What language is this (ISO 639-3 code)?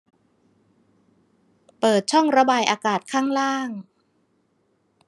tha